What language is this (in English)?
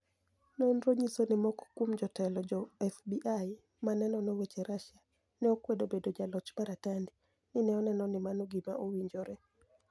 Luo (Kenya and Tanzania)